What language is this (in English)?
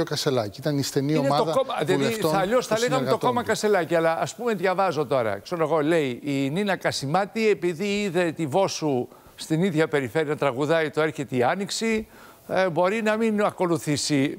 Greek